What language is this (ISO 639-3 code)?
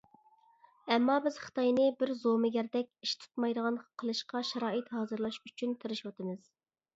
uig